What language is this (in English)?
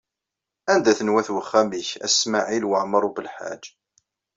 Kabyle